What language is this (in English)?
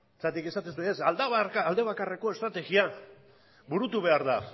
Basque